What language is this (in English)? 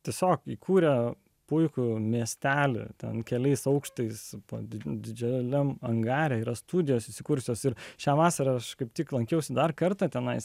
Lithuanian